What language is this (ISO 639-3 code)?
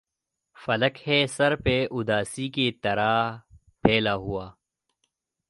urd